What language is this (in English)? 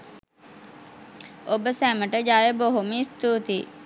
Sinhala